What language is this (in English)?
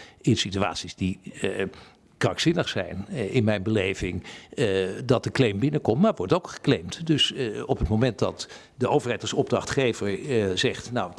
Dutch